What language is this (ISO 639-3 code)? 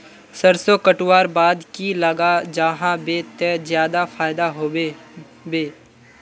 mag